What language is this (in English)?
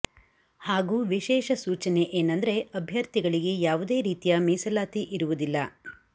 Kannada